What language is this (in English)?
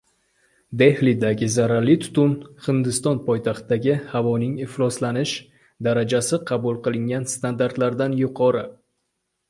Uzbek